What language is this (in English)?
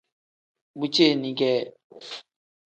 Tem